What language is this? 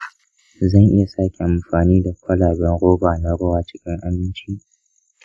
Hausa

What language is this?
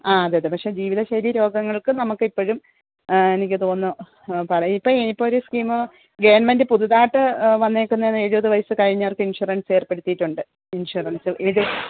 Malayalam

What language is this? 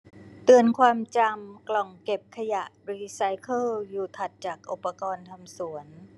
Thai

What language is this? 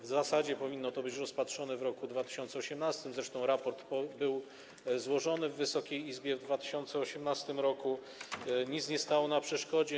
Polish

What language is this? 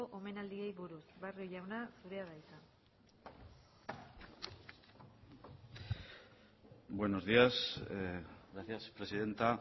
Basque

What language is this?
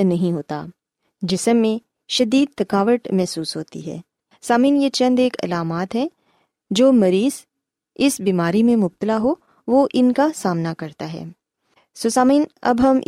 Urdu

